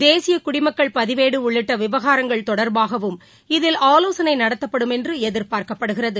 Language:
Tamil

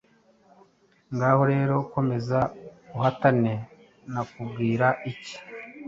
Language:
Kinyarwanda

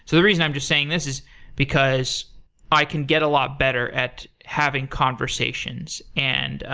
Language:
English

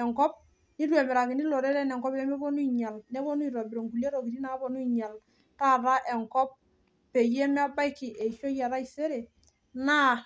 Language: Masai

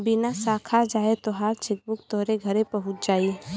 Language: Bhojpuri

